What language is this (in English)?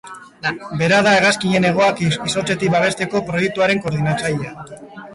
Basque